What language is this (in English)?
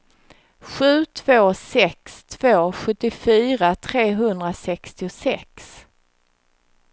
Swedish